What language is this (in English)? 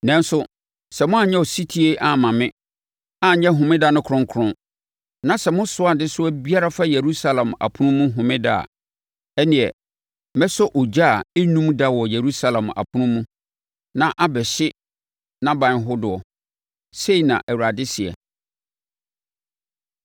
Akan